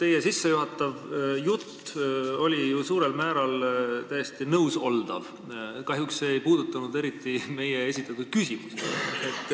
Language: Estonian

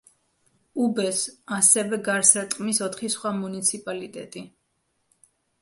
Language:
Georgian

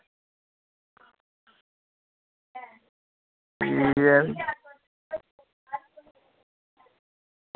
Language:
Dogri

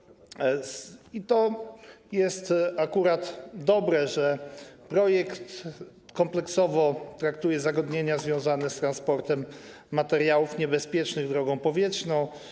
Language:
Polish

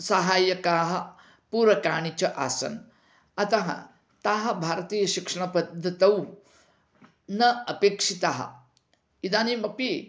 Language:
Sanskrit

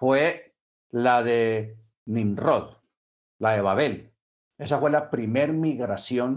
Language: Spanish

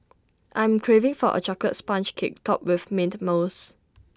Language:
English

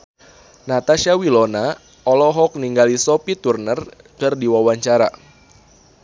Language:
Sundanese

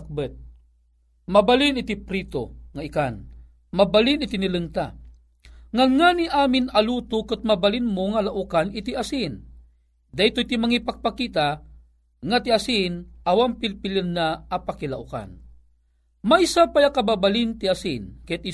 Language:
Filipino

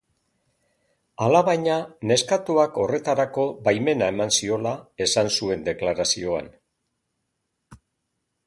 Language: Basque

